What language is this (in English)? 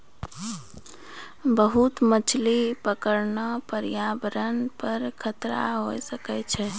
Maithili